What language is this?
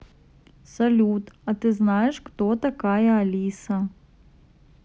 Russian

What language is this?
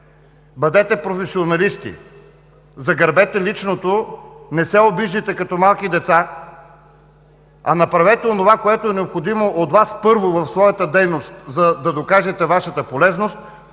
Bulgarian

